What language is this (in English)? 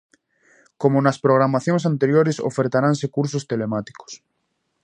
Galician